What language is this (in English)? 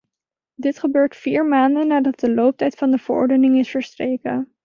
Dutch